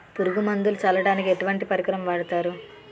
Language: Telugu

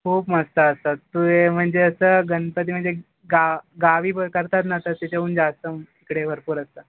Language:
Marathi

